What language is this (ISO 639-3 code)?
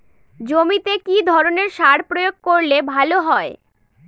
ben